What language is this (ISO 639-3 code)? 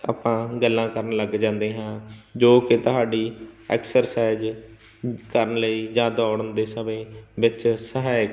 pan